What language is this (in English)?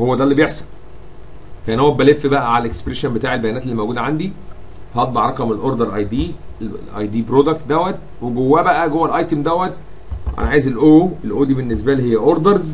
Arabic